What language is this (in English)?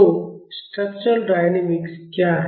Hindi